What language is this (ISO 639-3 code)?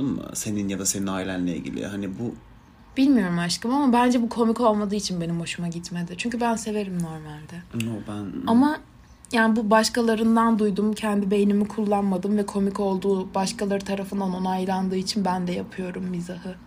tur